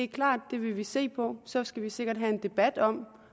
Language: Danish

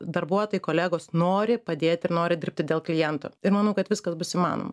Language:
Lithuanian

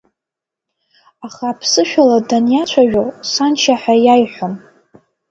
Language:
Abkhazian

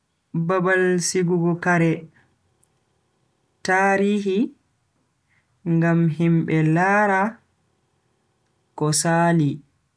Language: Bagirmi Fulfulde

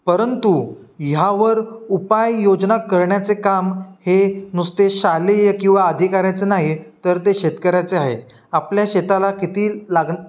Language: Marathi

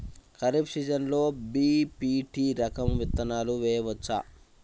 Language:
Telugu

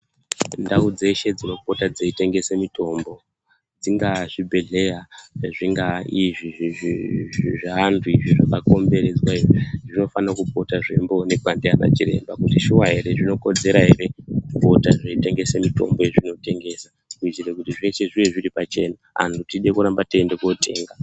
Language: Ndau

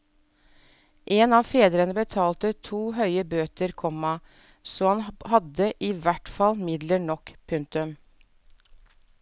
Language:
Norwegian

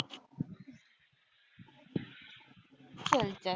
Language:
Punjabi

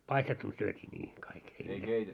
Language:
Finnish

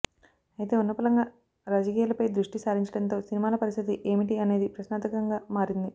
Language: Telugu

